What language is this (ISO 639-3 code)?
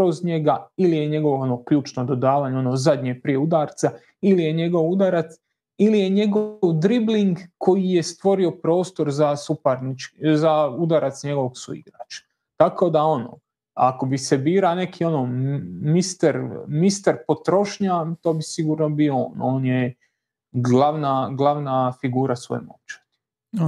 hrv